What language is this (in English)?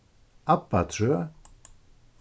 Faroese